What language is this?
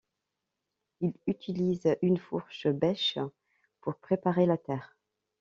French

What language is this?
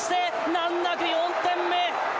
Japanese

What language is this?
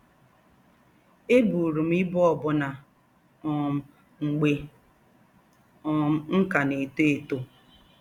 Igbo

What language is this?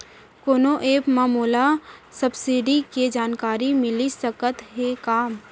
Chhattisgarhi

